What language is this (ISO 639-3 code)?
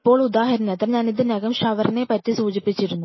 mal